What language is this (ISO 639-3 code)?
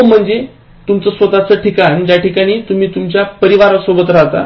mar